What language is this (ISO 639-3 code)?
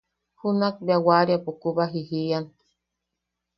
yaq